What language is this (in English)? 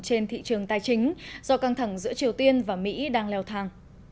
Vietnamese